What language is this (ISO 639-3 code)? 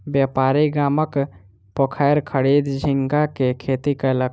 mai